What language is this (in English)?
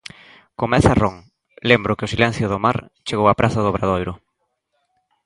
Galician